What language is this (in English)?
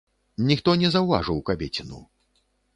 Belarusian